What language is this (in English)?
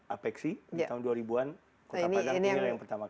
Indonesian